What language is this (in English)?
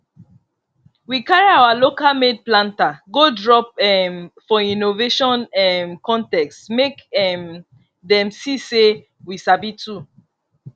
Nigerian Pidgin